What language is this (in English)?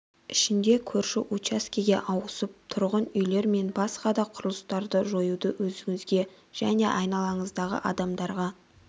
Kazakh